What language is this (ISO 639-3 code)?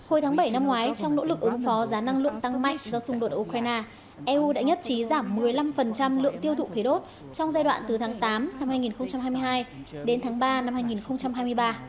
vie